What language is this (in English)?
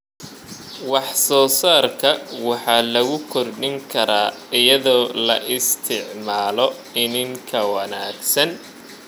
Somali